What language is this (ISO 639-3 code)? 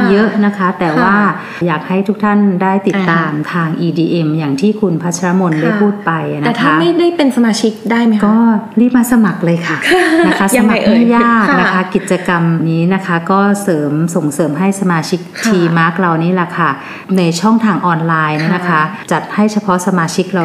tha